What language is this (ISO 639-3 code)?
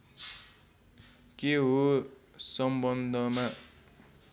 nep